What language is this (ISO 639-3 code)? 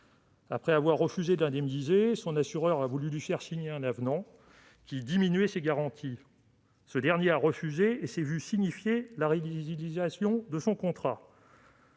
fra